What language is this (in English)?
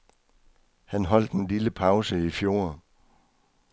Danish